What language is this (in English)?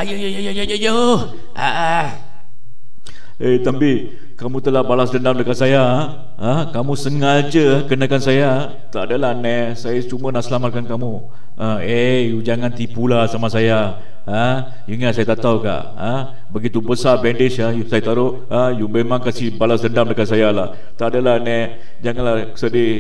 Malay